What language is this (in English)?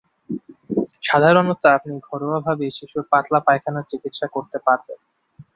Bangla